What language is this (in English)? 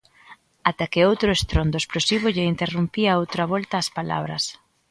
Galician